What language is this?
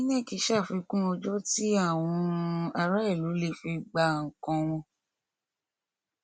Yoruba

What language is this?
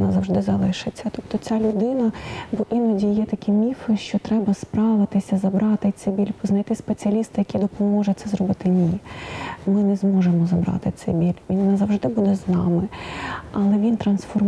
Ukrainian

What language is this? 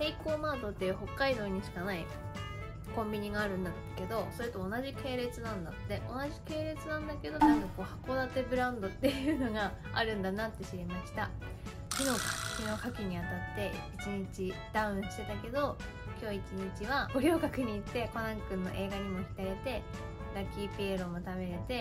Japanese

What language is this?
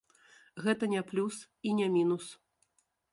Belarusian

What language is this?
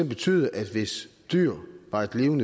Danish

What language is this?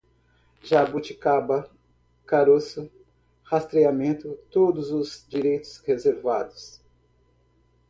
Portuguese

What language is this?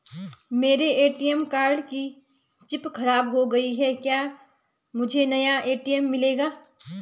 Hindi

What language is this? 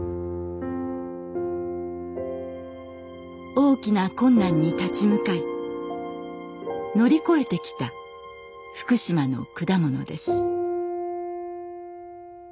Japanese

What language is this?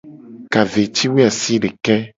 Gen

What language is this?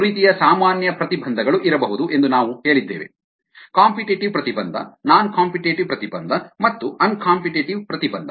Kannada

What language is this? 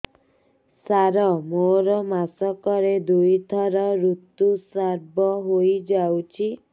Odia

